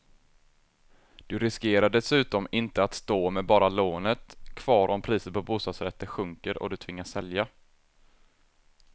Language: Swedish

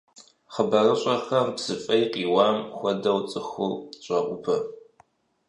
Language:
Kabardian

